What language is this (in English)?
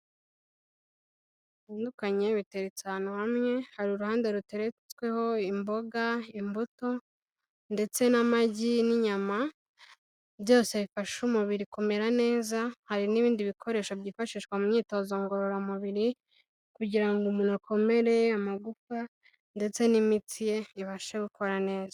Kinyarwanda